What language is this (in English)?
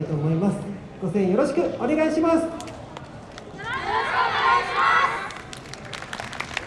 Japanese